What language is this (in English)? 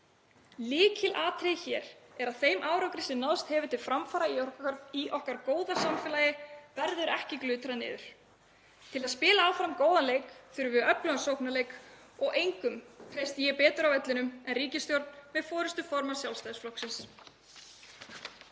Icelandic